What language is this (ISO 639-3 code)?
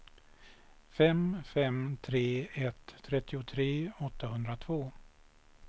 swe